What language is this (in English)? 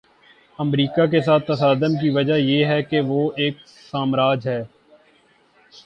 Urdu